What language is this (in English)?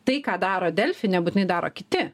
Lithuanian